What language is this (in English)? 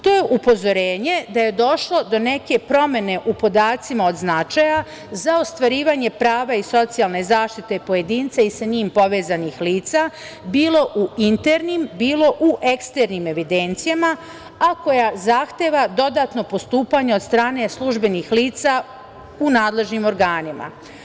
Serbian